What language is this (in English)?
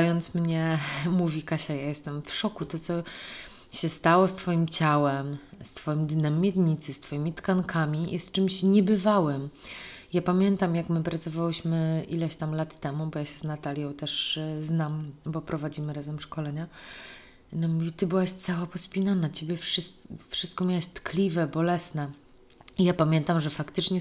Polish